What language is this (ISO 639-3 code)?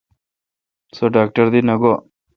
xka